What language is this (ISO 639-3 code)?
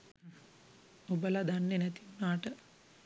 sin